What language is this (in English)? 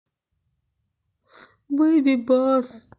Russian